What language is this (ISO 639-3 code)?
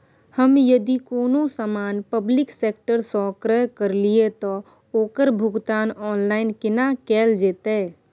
mai